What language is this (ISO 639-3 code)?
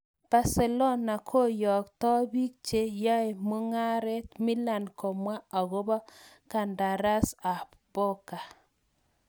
kln